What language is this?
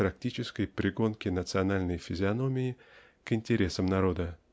Russian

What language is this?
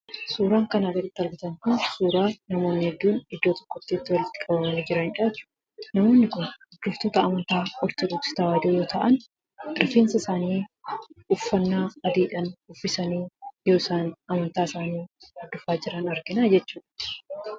Oromo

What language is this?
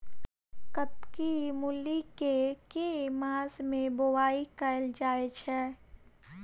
Maithili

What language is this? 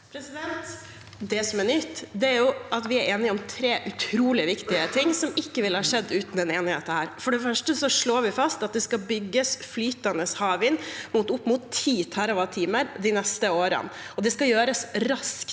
Norwegian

